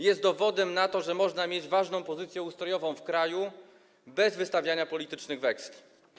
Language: Polish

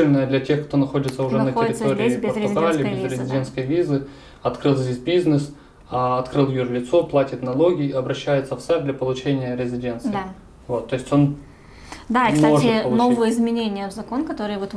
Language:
Russian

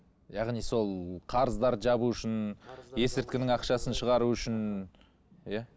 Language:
Kazakh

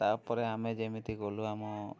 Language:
Odia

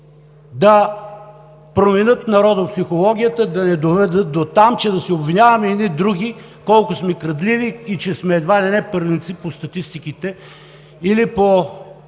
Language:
Bulgarian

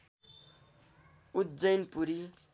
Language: Nepali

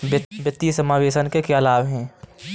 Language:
Hindi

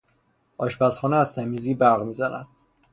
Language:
Persian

